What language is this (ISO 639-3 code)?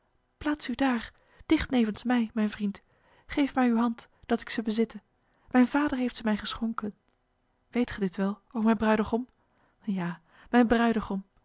nld